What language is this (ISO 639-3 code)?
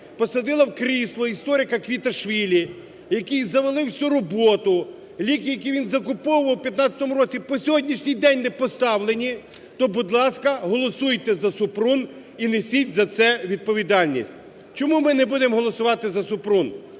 ukr